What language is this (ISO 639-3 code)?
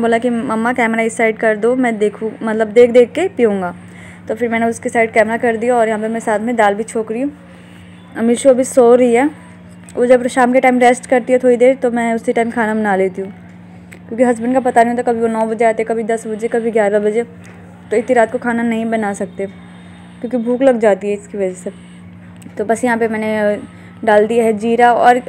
hin